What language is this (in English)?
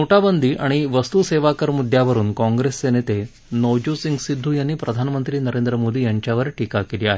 Marathi